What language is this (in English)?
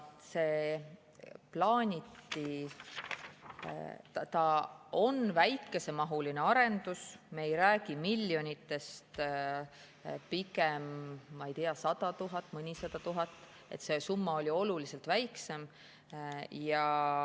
Estonian